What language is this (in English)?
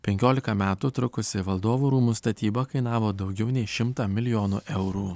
Lithuanian